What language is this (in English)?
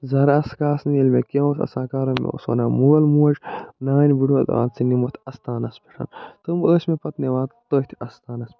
Kashmiri